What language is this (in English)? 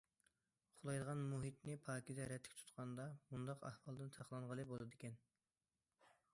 Uyghur